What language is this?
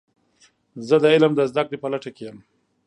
Pashto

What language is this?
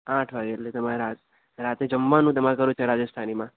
Gujarati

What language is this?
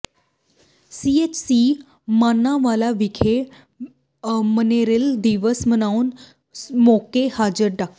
Punjabi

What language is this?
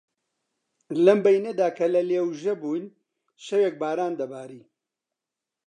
Central Kurdish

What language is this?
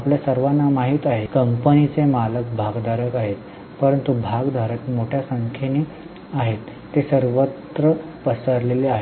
Marathi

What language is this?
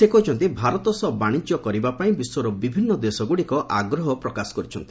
Odia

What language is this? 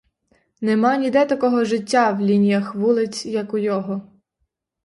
Ukrainian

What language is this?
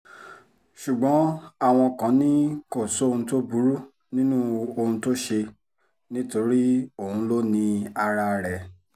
Yoruba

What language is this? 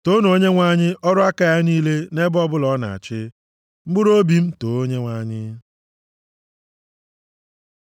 Igbo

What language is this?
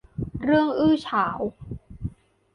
Thai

